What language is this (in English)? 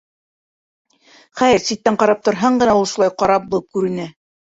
Bashkir